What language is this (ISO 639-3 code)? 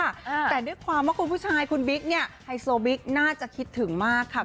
tha